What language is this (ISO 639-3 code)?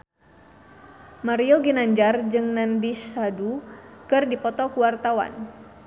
sun